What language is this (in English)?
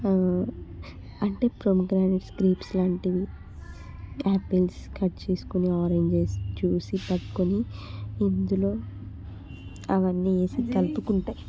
Telugu